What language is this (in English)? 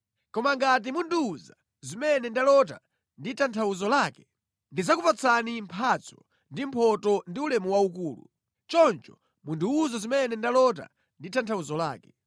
Nyanja